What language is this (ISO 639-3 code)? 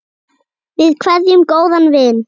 isl